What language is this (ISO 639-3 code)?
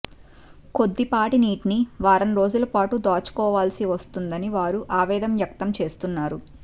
tel